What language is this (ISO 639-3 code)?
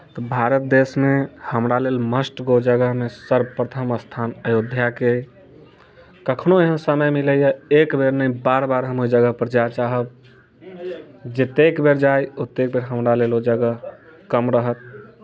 mai